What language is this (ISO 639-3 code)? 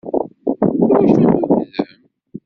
kab